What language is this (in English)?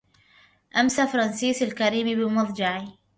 Arabic